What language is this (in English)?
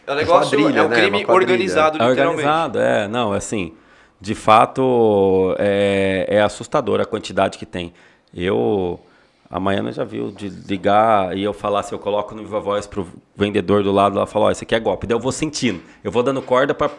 Portuguese